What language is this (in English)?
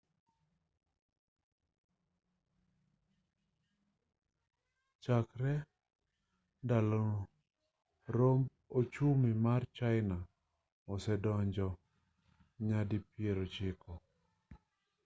Luo (Kenya and Tanzania)